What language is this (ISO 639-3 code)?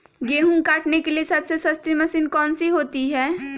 mag